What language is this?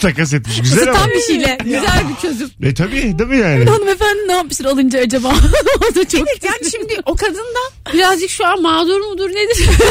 Turkish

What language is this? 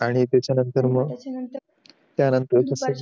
Marathi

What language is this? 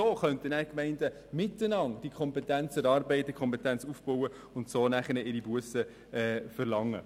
Swiss German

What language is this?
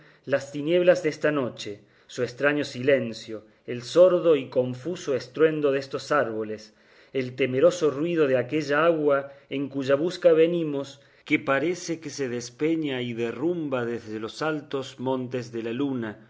Spanish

